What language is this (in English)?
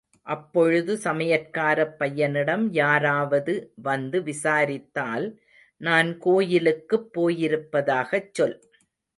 Tamil